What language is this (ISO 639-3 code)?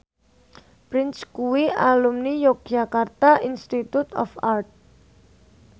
jav